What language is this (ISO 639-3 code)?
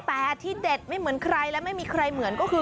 tha